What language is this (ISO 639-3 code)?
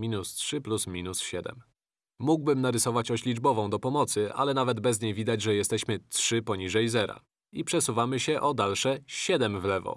pol